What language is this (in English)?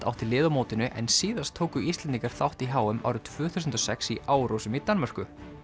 Icelandic